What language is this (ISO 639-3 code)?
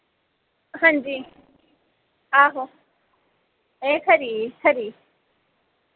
doi